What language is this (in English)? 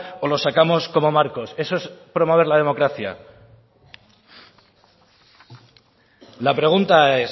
Spanish